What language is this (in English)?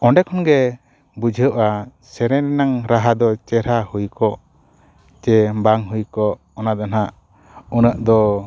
Santali